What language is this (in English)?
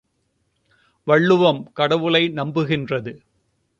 Tamil